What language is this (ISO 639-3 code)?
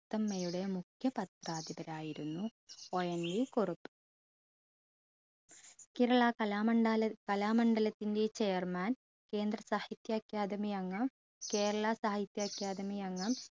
mal